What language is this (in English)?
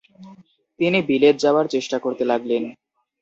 Bangla